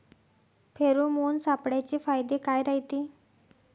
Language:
Marathi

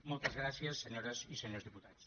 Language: Catalan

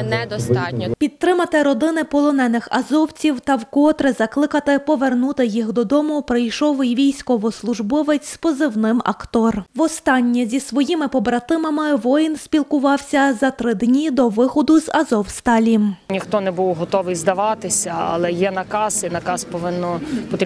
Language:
Ukrainian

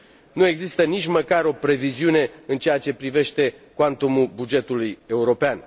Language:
Romanian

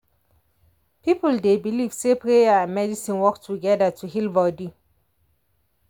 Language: Nigerian Pidgin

